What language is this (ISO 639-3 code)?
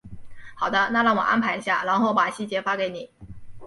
zho